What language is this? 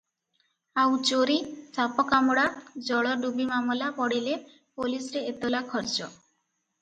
Odia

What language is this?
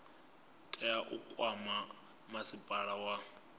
Venda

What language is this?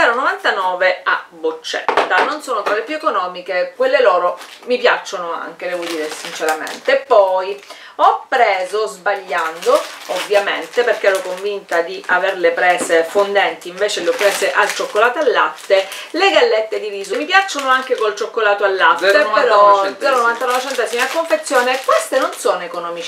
Italian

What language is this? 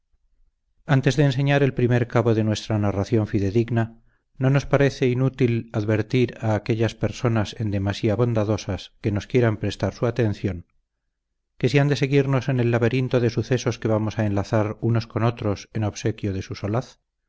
Spanish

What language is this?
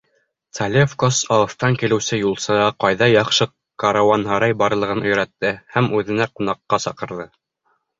Bashkir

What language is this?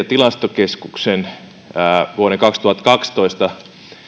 Finnish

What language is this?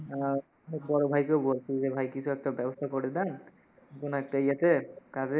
Bangla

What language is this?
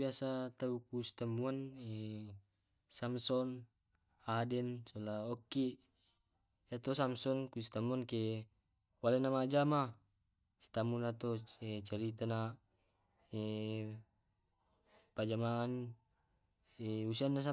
Tae'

